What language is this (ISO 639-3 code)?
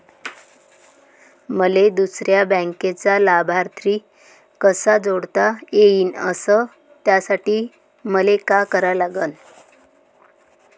mar